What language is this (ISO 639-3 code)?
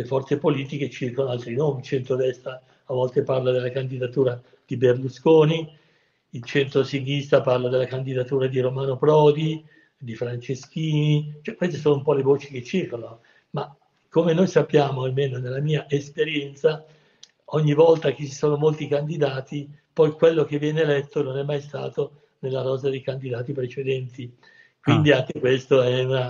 ita